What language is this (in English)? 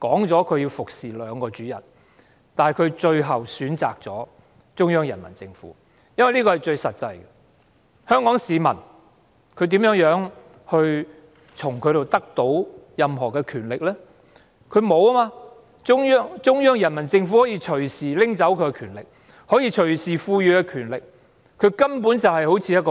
Cantonese